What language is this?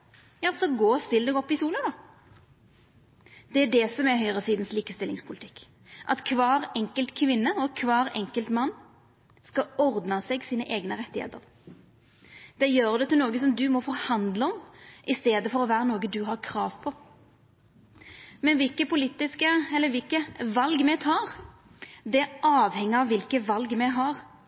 Norwegian Nynorsk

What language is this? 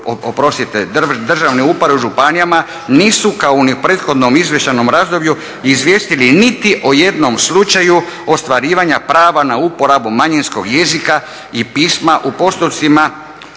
Croatian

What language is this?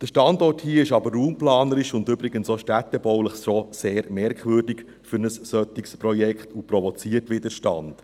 Swiss German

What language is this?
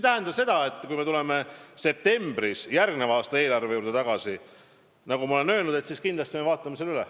Estonian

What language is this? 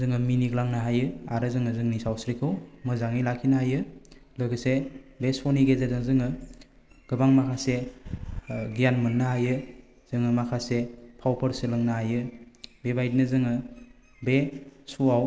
Bodo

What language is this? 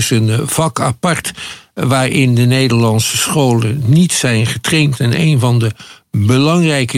Dutch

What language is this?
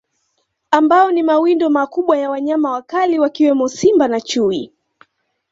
Swahili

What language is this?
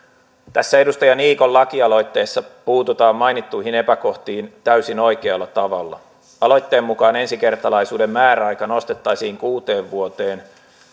Finnish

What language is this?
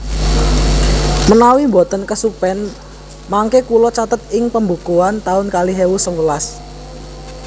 Javanese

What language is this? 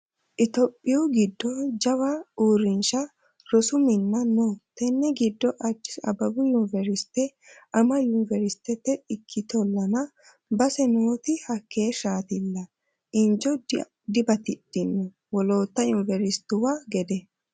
Sidamo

